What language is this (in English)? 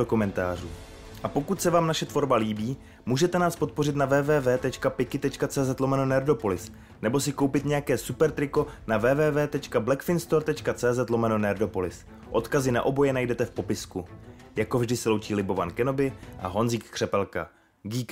Czech